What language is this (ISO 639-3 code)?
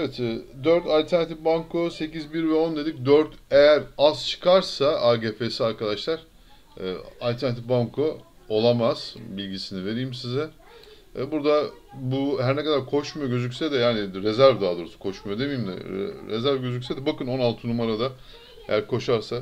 tur